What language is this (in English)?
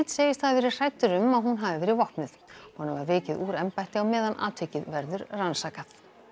Icelandic